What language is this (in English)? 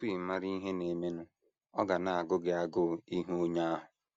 Igbo